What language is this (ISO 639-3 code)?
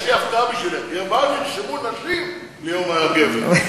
heb